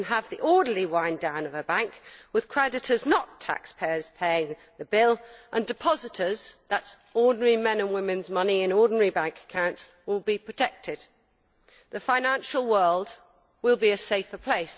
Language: English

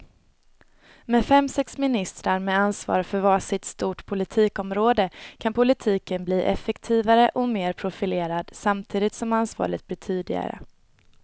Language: Swedish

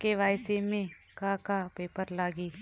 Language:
Bhojpuri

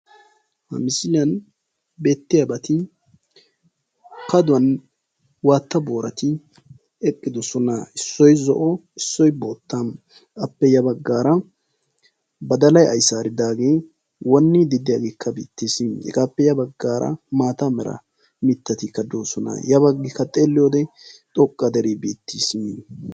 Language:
Wolaytta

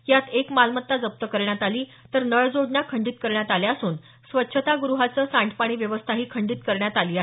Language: Marathi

